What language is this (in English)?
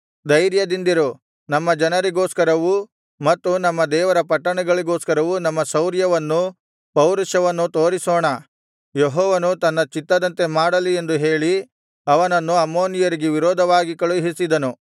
Kannada